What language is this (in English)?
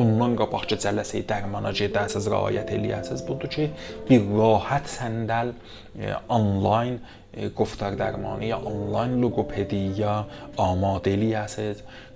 Persian